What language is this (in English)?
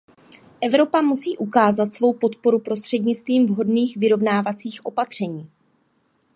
Czech